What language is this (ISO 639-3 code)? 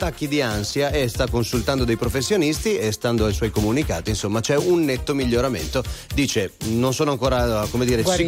ita